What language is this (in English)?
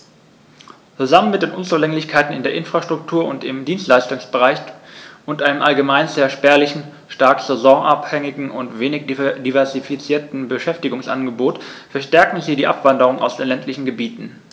German